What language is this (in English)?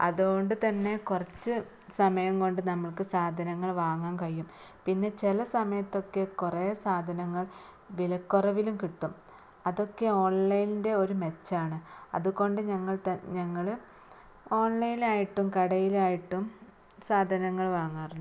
Malayalam